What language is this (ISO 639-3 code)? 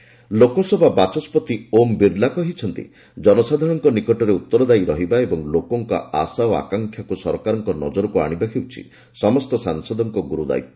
ori